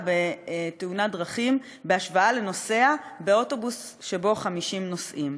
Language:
Hebrew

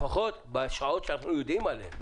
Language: Hebrew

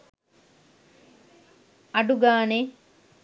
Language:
Sinhala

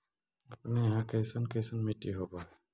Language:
Magahi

